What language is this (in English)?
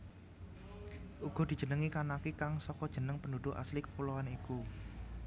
Javanese